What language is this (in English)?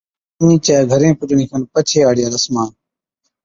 Od